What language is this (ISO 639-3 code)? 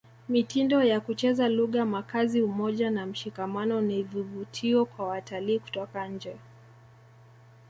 swa